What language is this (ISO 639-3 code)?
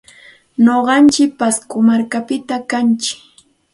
qxt